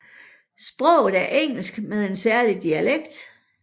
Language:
Danish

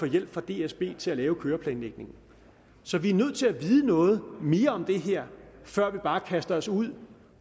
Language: Danish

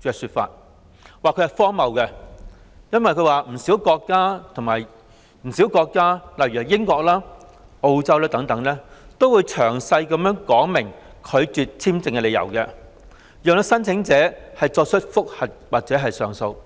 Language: Cantonese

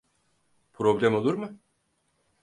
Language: Turkish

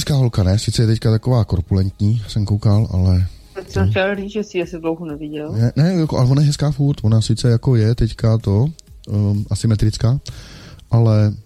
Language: Czech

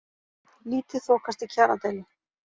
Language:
Icelandic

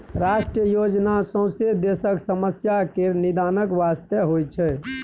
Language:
Maithili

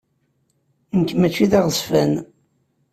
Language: Kabyle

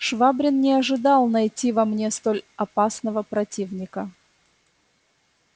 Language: Russian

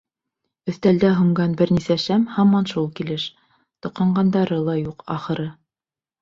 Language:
Bashkir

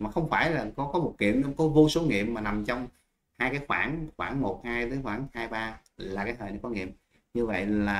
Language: Vietnamese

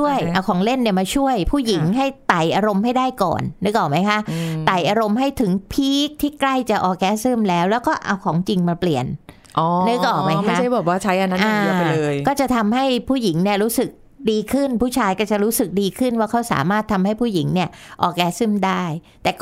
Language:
Thai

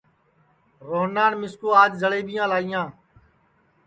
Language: Sansi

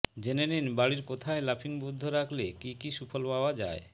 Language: Bangla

